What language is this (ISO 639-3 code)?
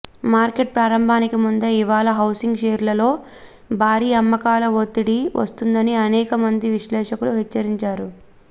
tel